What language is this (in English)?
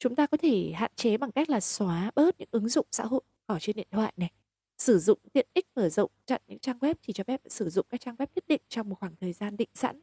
Vietnamese